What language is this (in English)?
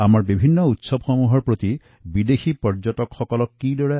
Assamese